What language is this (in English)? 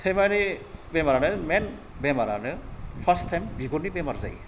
Bodo